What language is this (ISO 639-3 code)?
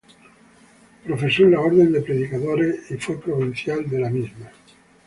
spa